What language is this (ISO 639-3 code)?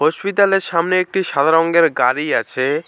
ben